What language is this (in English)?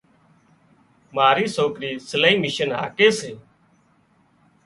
Wadiyara Koli